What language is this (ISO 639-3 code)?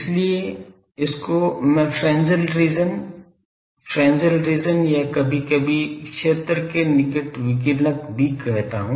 hin